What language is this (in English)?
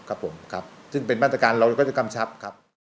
Thai